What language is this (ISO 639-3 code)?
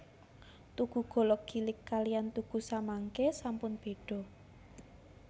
jav